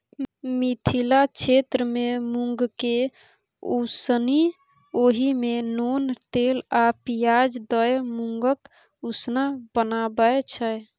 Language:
Maithili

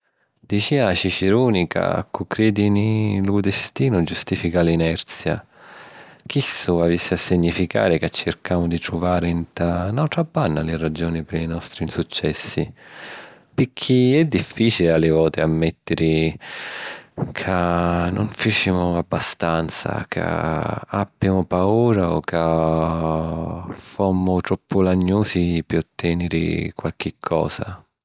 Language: Sicilian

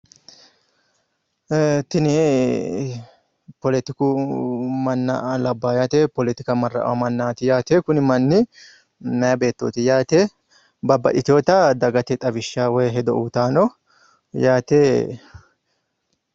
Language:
Sidamo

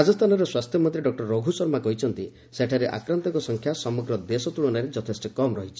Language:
Odia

